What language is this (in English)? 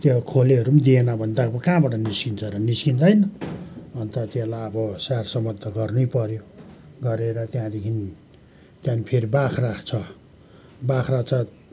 Nepali